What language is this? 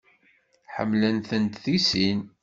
Kabyle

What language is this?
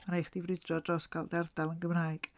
Welsh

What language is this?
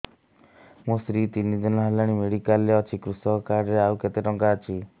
Odia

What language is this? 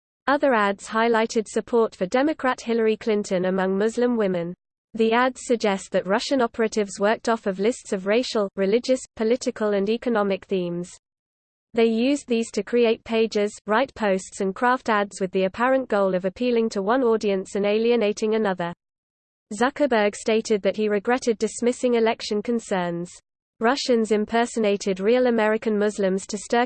English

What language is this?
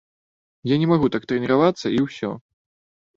Belarusian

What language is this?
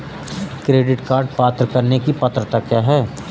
Hindi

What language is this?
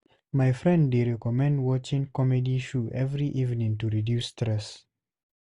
Nigerian Pidgin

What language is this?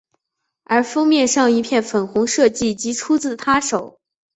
Chinese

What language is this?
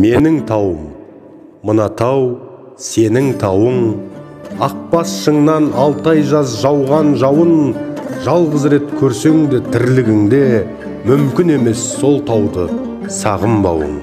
Turkish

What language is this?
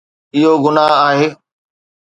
Sindhi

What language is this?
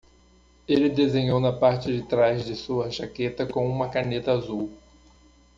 Portuguese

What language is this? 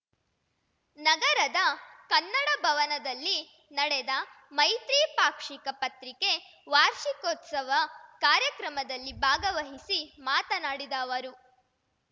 Kannada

